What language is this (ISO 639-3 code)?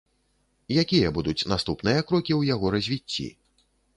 bel